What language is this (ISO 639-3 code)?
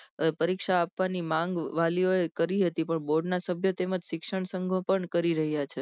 guj